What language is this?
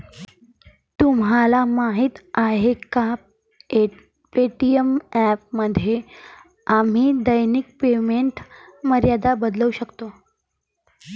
Marathi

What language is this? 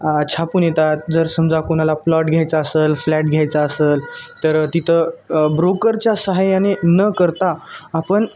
Marathi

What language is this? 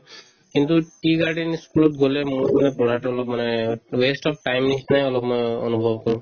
Assamese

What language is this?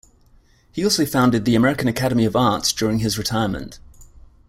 English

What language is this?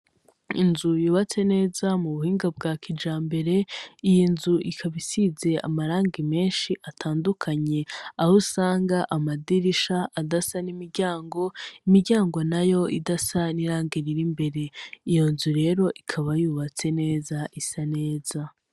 Rundi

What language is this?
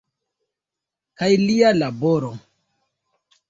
Esperanto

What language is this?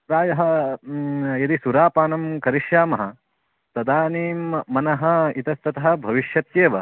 Sanskrit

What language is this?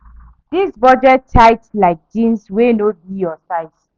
Nigerian Pidgin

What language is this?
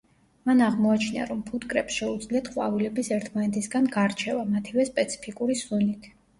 Georgian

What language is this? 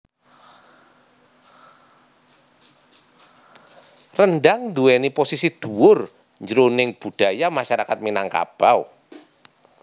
Javanese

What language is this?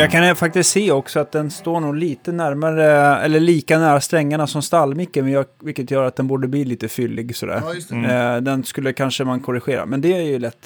Swedish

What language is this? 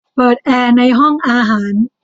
Thai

